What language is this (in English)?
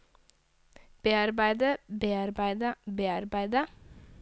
Norwegian